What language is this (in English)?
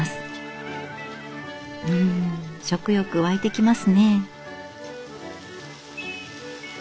Japanese